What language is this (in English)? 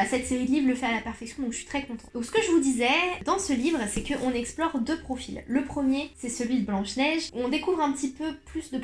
French